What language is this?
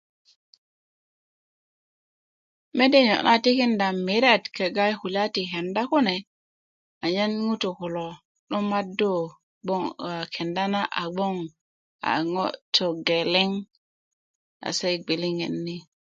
Kuku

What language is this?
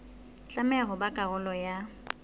Southern Sotho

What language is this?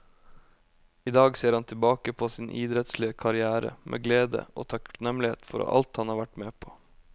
Norwegian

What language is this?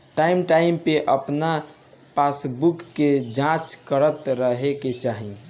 Bhojpuri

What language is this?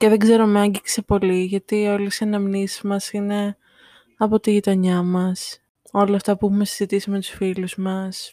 Greek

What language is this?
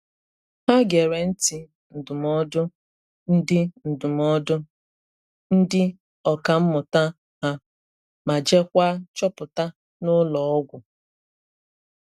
Igbo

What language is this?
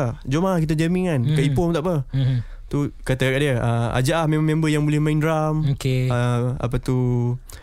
Malay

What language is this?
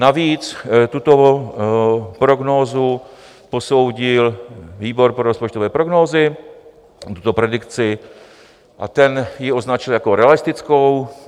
Czech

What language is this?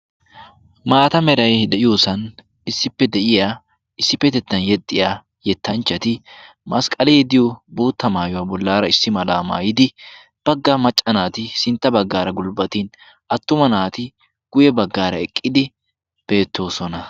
Wolaytta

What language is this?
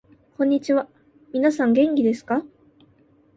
Japanese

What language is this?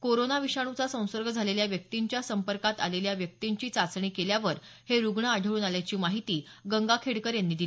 Marathi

